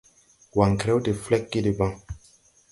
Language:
Tupuri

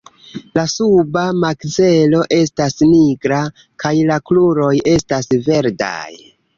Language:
Esperanto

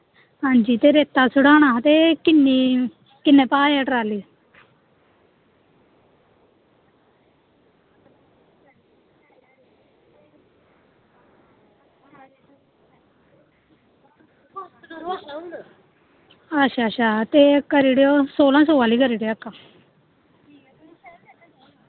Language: Dogri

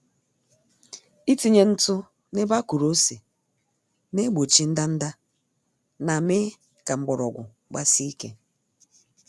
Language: Igbo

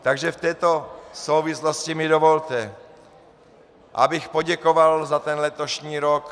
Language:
Czech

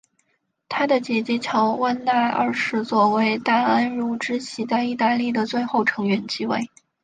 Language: Chinese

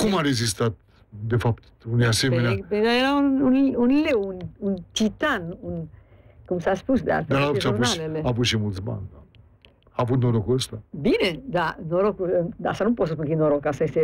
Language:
Romanian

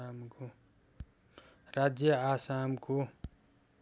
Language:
Nepali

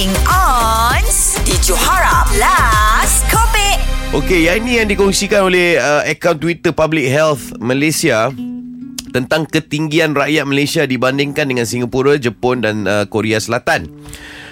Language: Malay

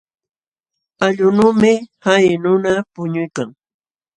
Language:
Jauja Wanca Quechua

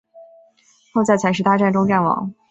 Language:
Chinese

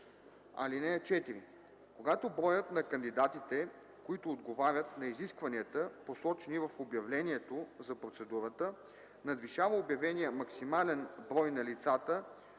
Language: Bulgarian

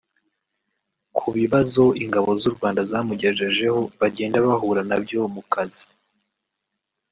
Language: Kinyarwanda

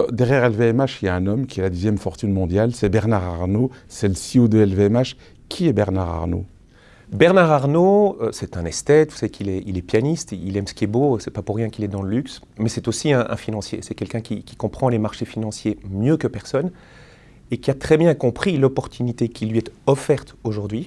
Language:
French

